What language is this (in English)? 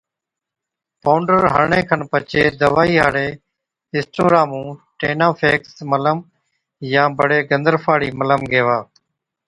Od